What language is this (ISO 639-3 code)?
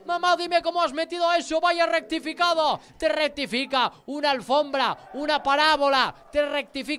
spa